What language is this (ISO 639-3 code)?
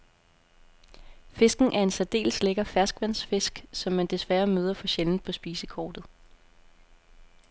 dan